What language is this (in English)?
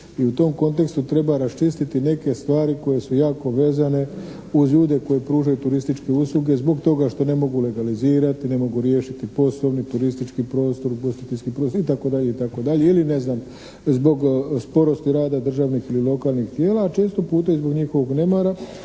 Croatian